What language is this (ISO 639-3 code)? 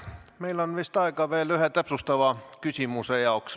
est